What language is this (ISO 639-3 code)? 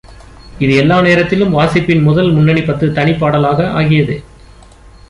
tam